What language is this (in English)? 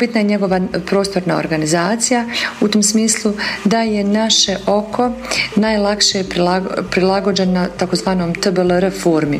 Croatian